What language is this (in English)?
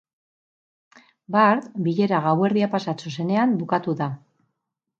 Basque